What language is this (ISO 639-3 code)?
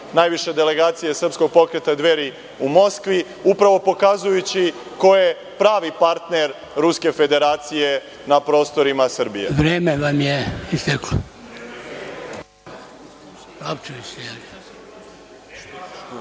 srp